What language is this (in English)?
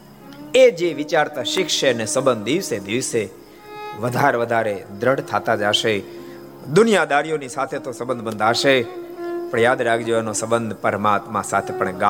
Gujarati